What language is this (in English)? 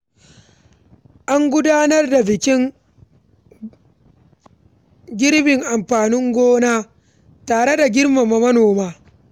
Hausa